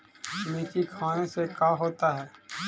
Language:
Magahi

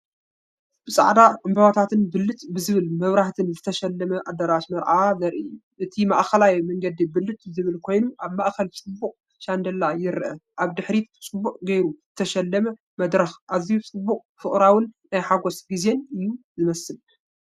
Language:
Tigrinya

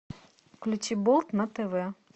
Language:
Russian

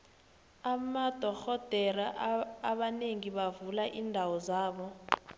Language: South Ndebele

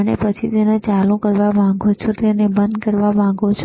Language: Gujarati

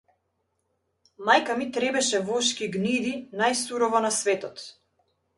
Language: Macedonian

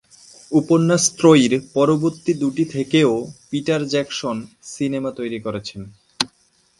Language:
Bangla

